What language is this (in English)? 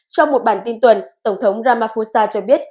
Vietnamese